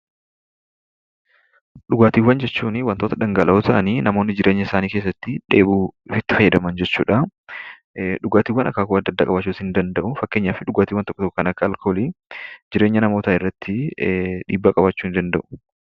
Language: Oromo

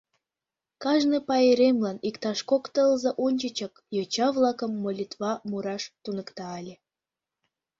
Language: Mari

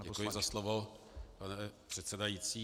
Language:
Czech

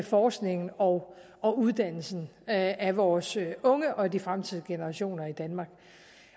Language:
Danish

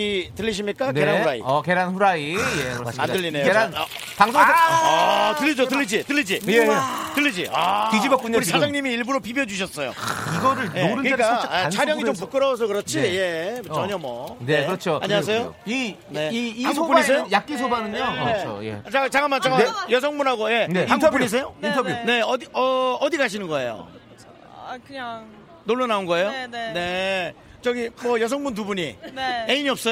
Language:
Korean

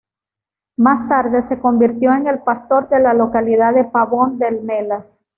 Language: Spanish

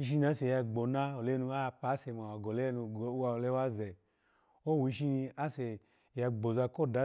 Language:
Alago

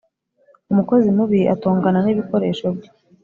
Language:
Kinyarwanda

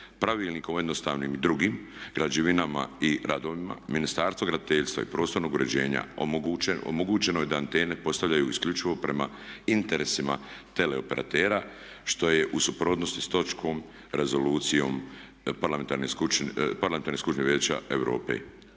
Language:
Croatian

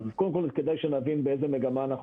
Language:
Hebrew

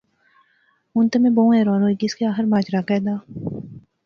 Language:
Pahari-Potwari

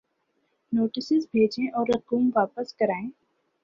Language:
Urdu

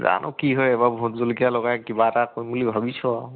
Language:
Assamese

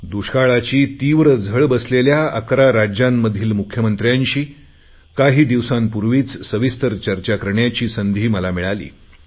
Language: Marathi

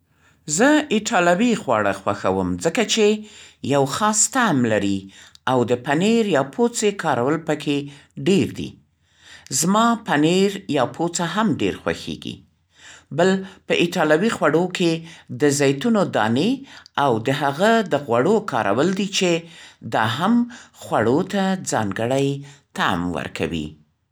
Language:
Central Pashto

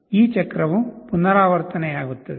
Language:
Kannada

